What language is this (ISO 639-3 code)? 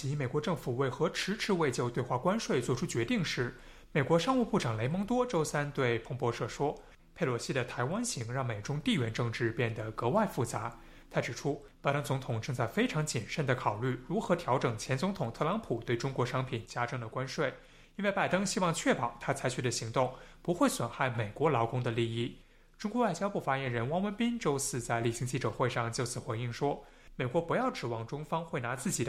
zho